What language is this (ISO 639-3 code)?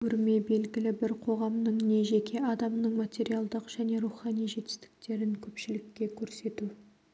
kaz